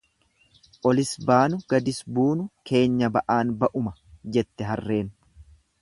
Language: Oromo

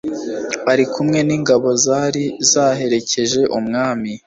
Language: Kinyarwanda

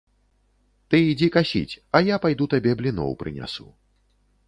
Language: Belarusian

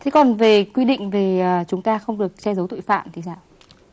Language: Vietnamese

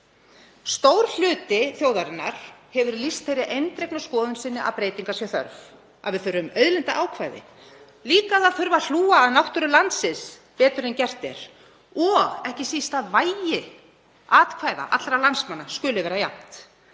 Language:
Icelandic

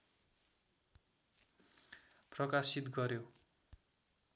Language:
Nepali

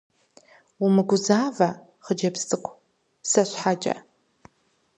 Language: Kabardian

